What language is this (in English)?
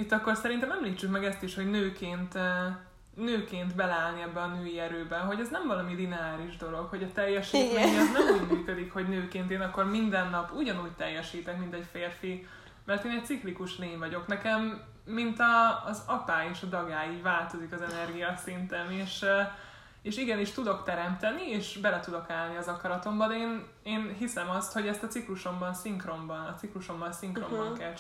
Hungarian